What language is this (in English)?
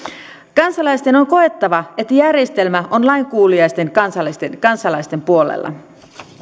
Finnish